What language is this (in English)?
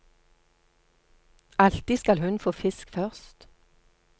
Norwegian